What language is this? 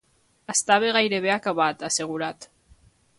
Catalan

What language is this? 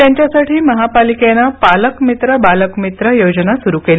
Marathi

